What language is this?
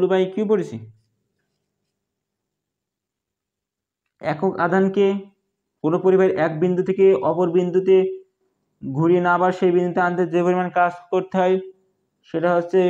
Hindi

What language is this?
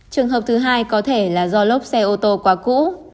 Vietnamese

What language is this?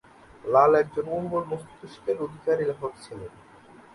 Bangla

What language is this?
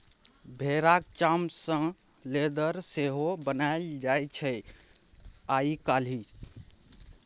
Maithili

